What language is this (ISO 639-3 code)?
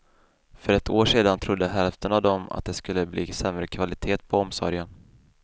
swe